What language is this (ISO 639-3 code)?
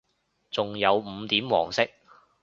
yue